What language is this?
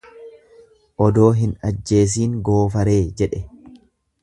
Oromo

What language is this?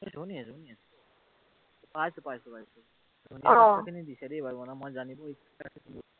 Assamese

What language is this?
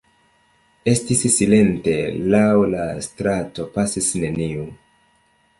Esperanto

